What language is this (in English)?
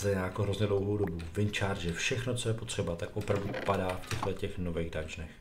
Czech